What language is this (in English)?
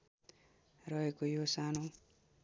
Nepali